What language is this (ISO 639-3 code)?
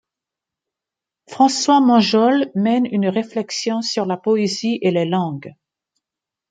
fra